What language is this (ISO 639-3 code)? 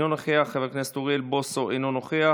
heb